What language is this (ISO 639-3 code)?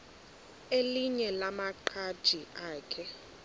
xho